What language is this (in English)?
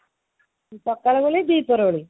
Odia